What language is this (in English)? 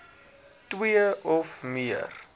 Afrikaans